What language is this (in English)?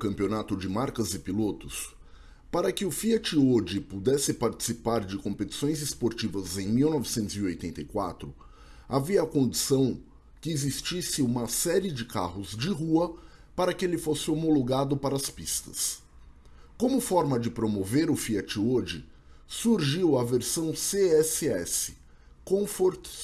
Portuguese